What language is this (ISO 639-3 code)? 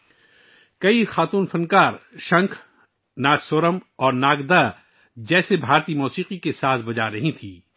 urd